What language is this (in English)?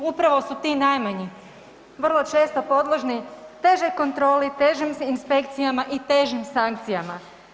Croatian